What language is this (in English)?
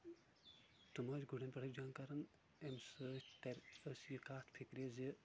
Kashmiri